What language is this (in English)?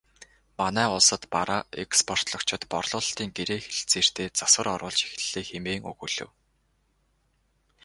Mongolian